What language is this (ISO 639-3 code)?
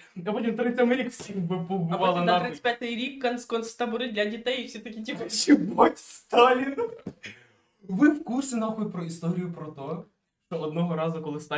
ukr